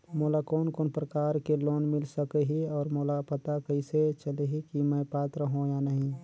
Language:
Chhattisgarhi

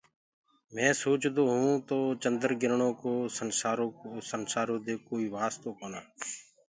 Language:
Gurgula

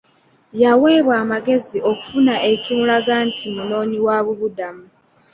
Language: Ganda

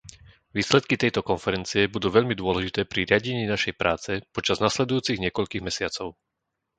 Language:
Slovak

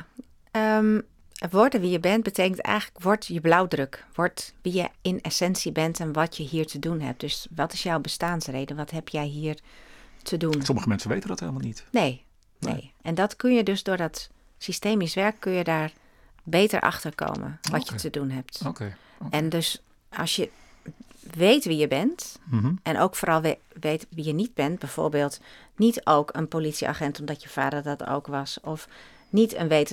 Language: Dutch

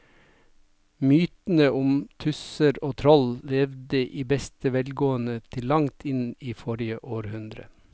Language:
Norwegian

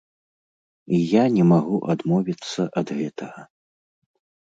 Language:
Belarusian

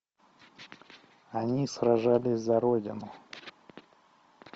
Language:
Russian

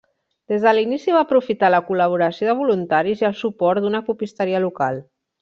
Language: Catalan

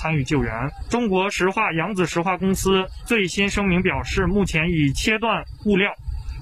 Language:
Chinese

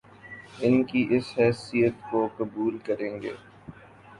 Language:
Urdu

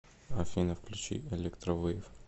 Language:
Russian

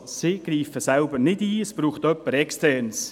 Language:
Swiss German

